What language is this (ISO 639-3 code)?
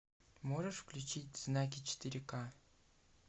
rus